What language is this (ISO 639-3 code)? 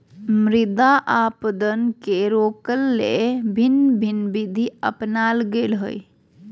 mag